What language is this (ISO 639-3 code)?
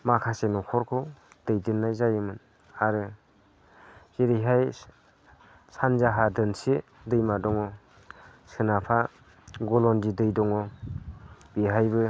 brx